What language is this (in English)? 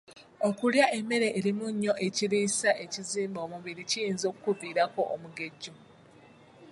Ganda